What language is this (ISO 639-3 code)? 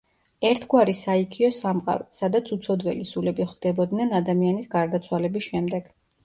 kat